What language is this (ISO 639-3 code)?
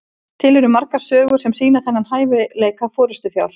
isl